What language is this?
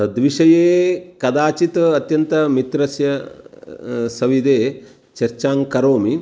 Sanskrit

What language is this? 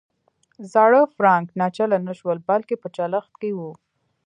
Pashto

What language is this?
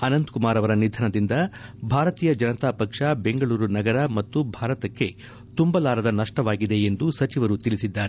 Kannada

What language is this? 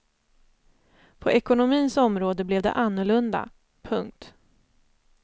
Swedish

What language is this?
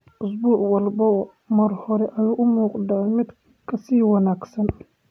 Somali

